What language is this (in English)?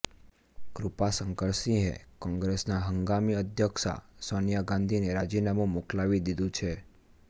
Gujarati